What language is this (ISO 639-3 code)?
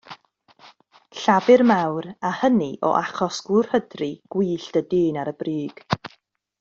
cym